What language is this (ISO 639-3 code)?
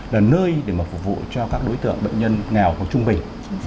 vie